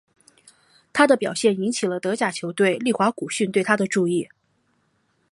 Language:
Chinese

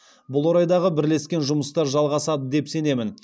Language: Kazakh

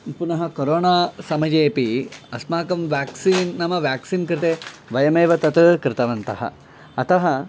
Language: Sanskrit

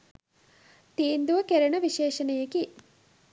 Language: Sinhala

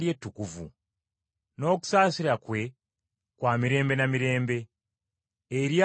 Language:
Ganda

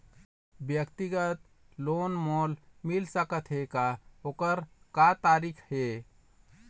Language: Chhattisgarhi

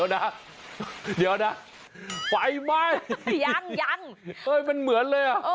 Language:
Thai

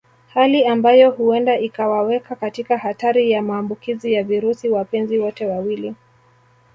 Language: Swahili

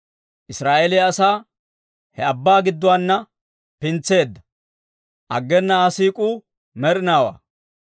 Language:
Dawro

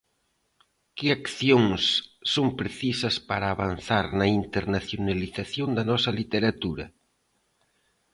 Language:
Galician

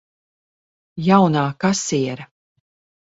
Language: Latvian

